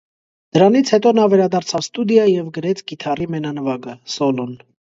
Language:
Armenian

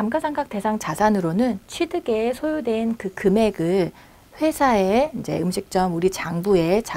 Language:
Korean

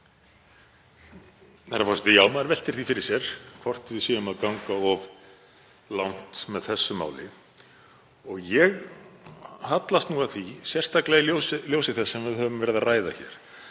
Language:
Icelandic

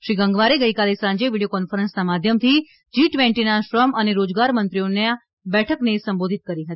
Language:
Gujarati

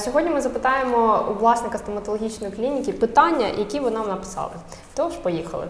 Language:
Ukrainian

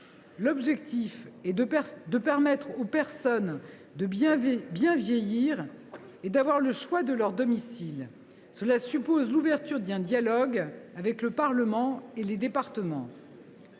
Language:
French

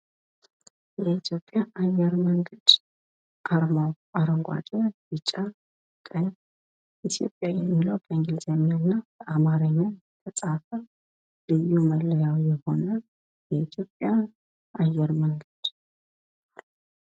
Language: Amharic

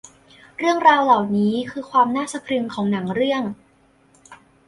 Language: Thai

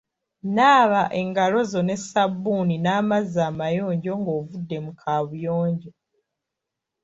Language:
Ganda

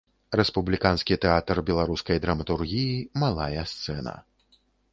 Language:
Belarusian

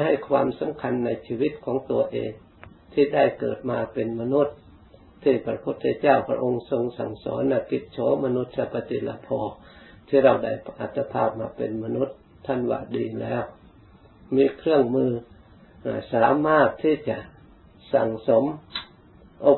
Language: Thai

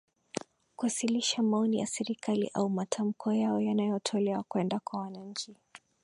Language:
Swahili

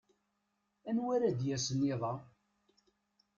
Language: Kabyle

